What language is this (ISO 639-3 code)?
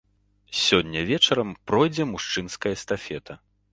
bel